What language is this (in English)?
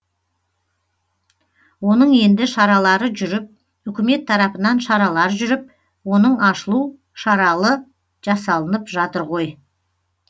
Kazakh